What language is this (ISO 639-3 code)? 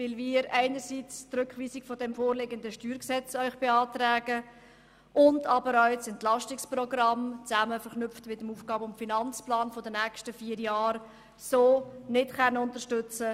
gsw